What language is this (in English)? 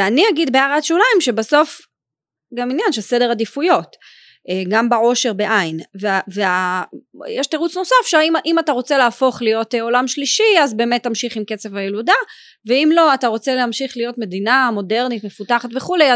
Hebrew